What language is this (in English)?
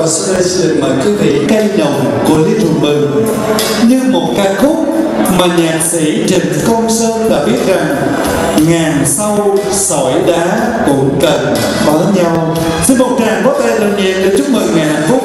Vietnamese